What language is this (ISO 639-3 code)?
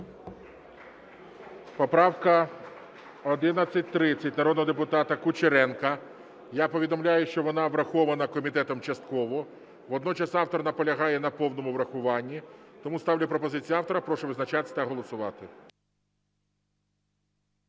ukr